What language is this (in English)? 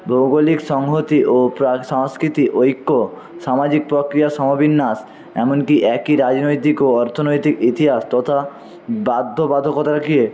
Bangla